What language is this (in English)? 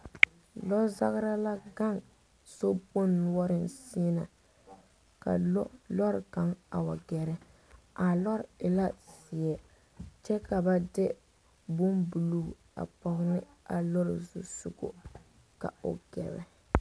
Southern Dagaare